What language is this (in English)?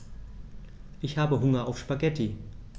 German